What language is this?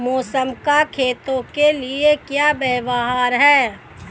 Hindi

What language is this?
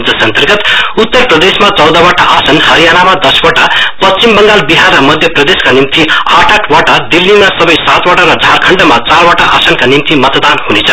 Nepali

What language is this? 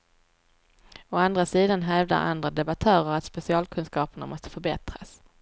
Swedish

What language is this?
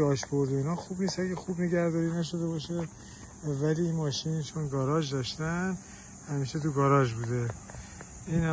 Persian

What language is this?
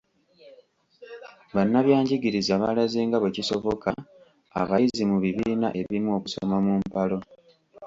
Ganda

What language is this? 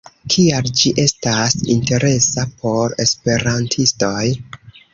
Esperanto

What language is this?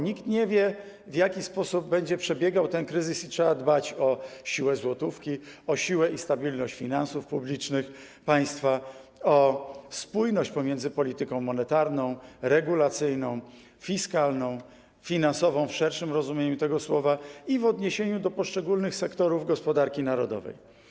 Polish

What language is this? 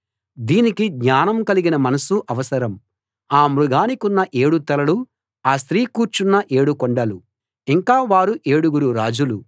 Telugu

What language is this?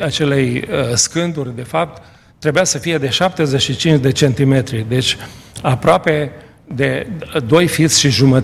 Romanian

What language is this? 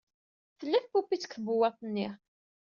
Kabyle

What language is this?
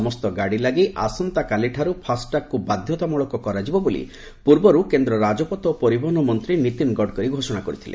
Odia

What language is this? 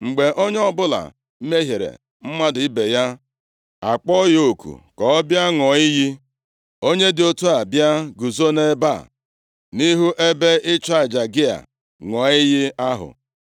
Igbo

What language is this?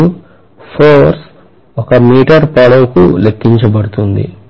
Telugu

